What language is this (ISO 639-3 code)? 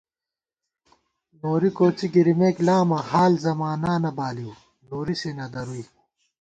gwt